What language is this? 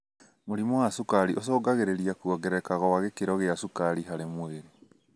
Kikuyu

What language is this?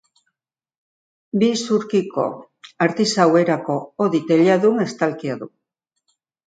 Basque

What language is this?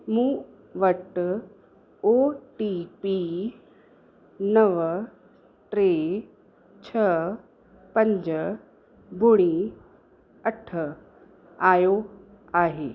Sindhi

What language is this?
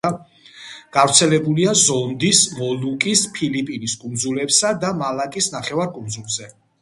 Georgian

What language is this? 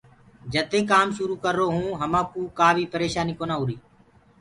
Gurgula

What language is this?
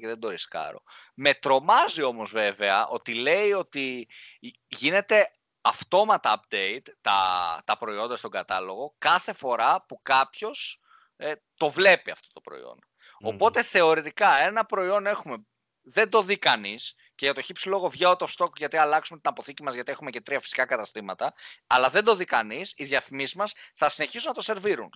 Greek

